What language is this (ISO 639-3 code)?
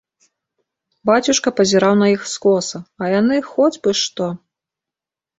bel